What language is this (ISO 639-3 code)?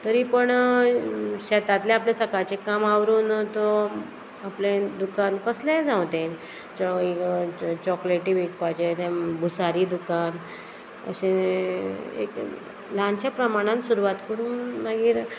kok